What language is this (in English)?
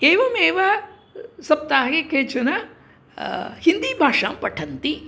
Sanskrit